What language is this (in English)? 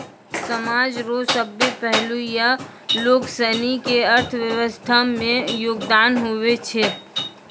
Maithili